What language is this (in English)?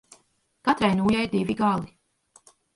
Latvian